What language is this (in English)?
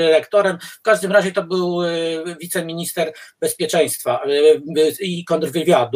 Polish